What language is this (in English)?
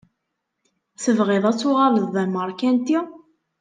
Kabyle